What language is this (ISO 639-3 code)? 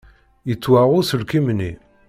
kab